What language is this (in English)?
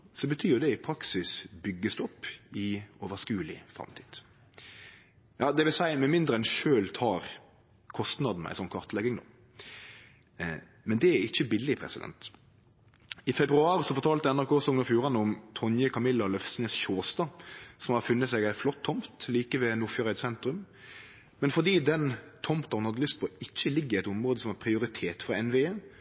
Norwegian Nynorsk